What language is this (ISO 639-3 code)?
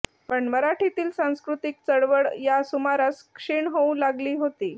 mar